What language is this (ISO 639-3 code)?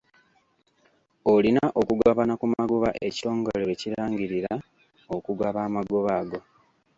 lug